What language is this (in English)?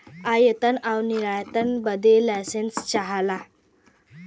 Bhojpuri